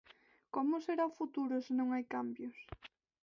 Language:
Galician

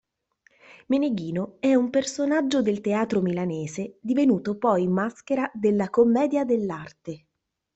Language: Italian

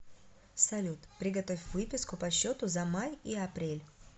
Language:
Russian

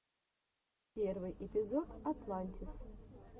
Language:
Russian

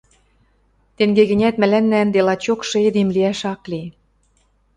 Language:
Western Mari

